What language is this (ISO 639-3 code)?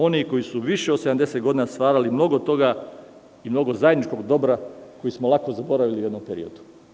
srp